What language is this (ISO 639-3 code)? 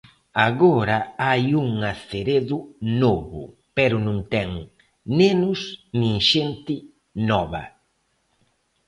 glg